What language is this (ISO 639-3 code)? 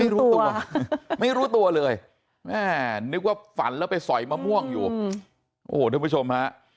tha